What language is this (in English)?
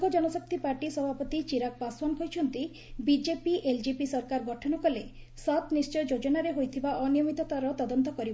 Odia